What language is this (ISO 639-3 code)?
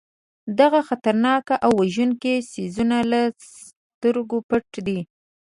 pus